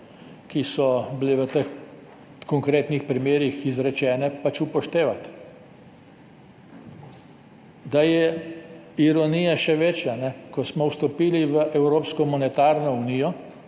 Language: Slovenian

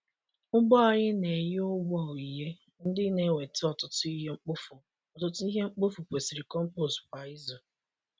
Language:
Igbo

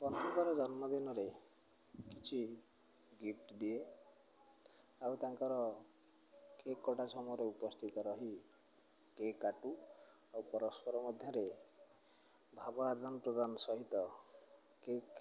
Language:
Odia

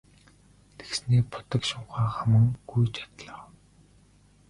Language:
Mongolian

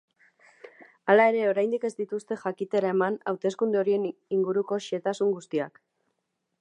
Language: Basque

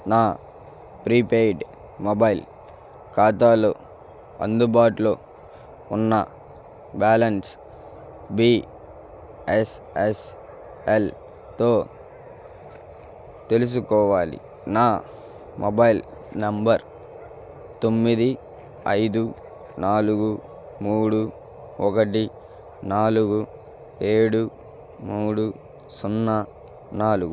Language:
Telugu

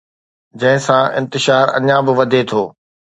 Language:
Sindhi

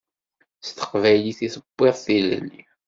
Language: Kabyle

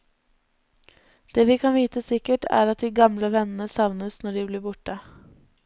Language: Norwegian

